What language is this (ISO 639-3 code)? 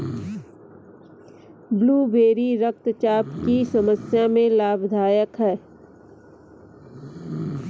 hin